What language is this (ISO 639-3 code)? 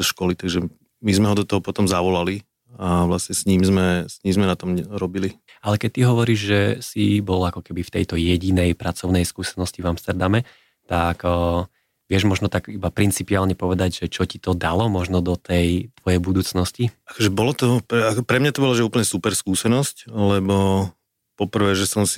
slk